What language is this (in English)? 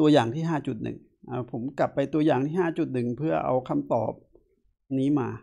Thai